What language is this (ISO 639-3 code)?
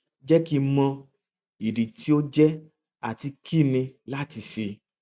yor